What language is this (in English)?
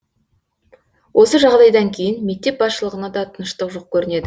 Kazakh